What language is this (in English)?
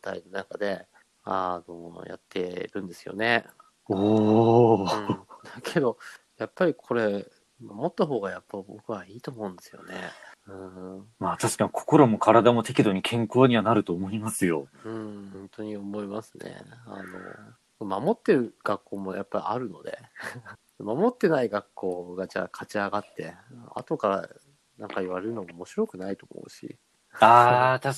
Japanese